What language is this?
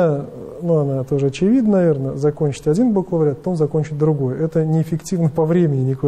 Russian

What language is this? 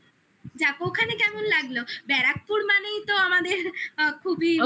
Bangla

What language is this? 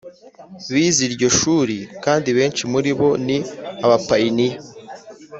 Kinyarwanda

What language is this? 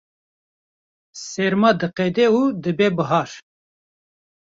Kurdish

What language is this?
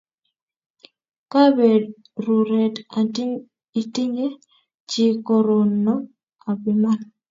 Kalenjin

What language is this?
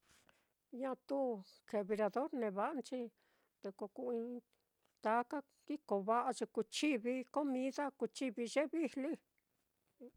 Mitlatongo Mixtec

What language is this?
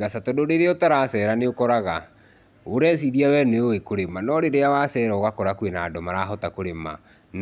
Kikuyu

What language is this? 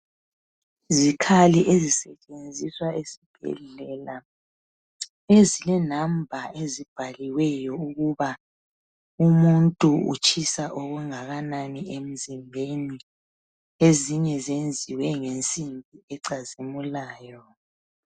North Ndebele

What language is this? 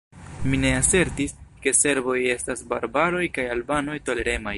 Esperanto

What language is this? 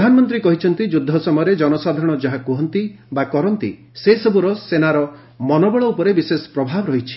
Odia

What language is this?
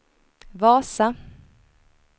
Swedish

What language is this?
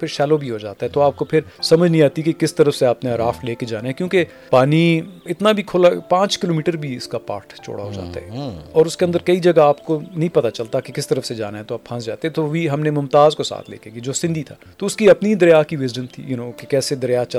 Urdu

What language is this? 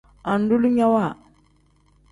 Tem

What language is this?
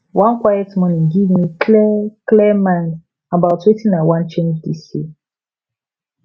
Nigerian Pidgin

